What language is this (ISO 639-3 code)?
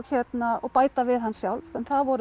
isl